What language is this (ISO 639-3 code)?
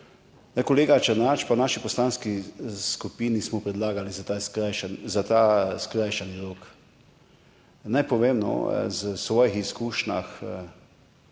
slv